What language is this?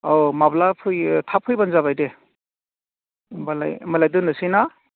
Bodo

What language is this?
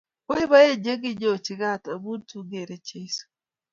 Kalenjin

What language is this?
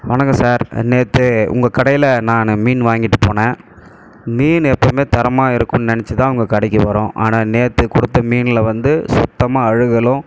Tamil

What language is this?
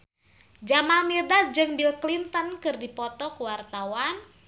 Sundanese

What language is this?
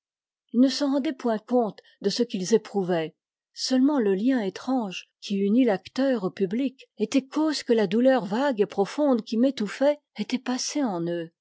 French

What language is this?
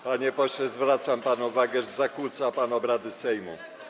Polish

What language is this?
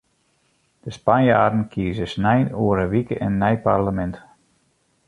Western Frisian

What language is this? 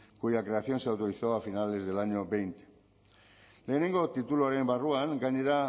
Spanish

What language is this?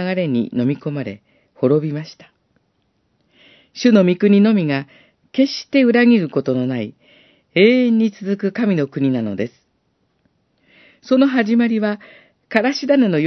Japanese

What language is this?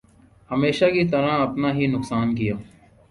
Urdu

